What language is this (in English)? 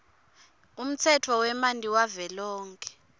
Swati